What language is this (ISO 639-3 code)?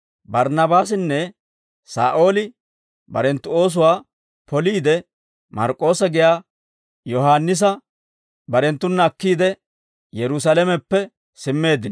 dwr